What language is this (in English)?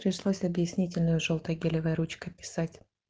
Russian